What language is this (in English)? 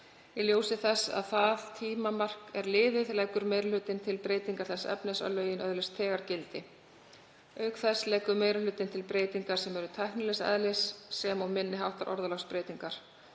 Icelandic